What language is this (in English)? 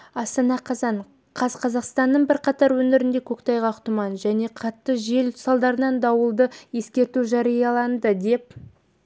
Kazakh